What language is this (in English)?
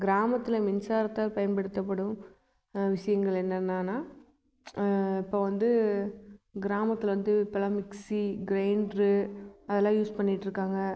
Tamil